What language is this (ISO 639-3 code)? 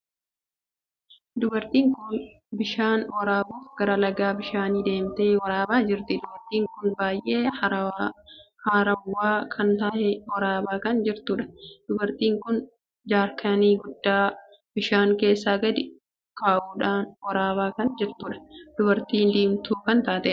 orm